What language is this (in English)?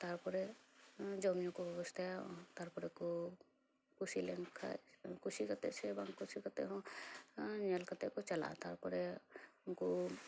Santali